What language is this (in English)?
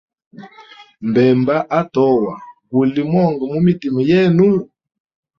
Hemba